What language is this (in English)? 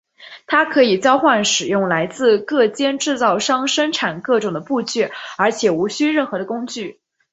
Chinese